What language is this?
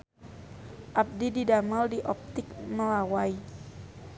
Sundanese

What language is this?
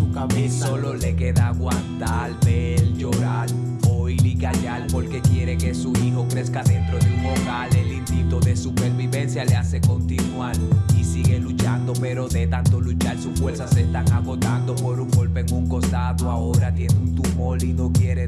Spanish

